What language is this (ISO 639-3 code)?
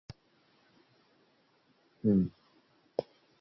uzb